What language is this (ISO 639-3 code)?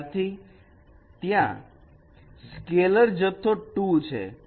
guj